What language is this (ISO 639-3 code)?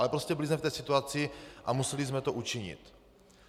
ces